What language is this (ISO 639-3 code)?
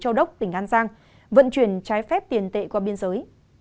vie